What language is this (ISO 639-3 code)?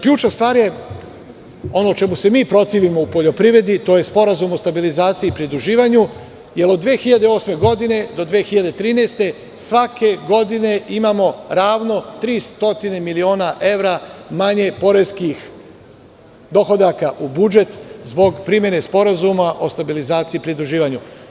srp